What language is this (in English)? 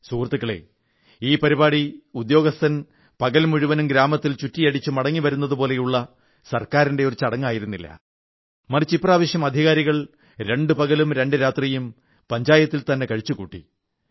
Malayalam